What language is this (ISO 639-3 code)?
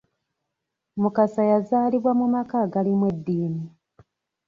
lug